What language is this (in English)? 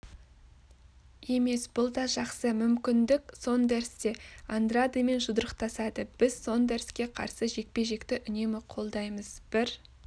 Kazakh